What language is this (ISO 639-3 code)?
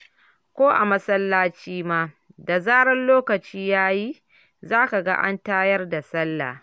hau